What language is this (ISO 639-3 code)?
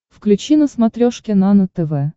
rus